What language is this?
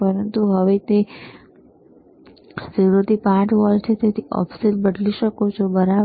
Gujarati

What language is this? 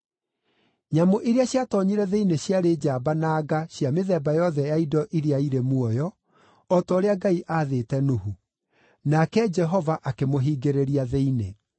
Kikuyu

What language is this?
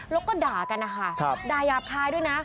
Thai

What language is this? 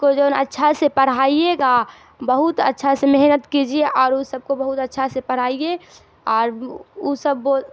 Urdu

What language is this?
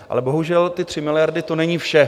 Czech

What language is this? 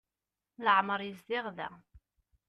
Kabyle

